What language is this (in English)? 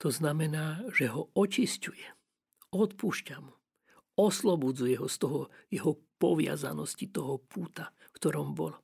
Slovak